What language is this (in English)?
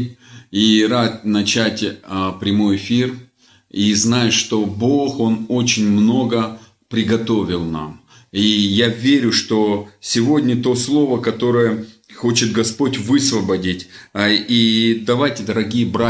Russian